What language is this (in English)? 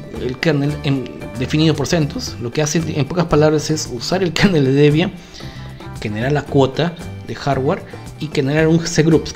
Spanish